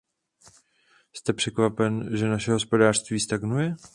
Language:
Czech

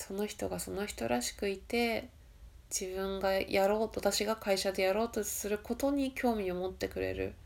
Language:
Japanese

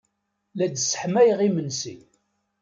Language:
Kabyle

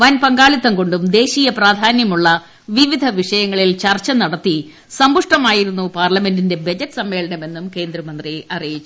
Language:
Malayalam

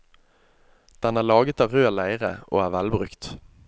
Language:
Norwegian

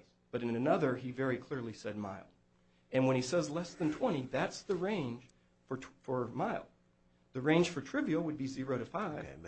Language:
English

